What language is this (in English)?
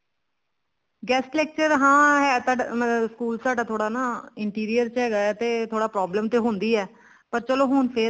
Punjabi